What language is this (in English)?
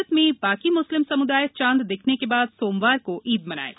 Hindi